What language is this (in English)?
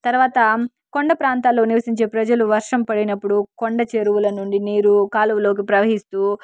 Telugu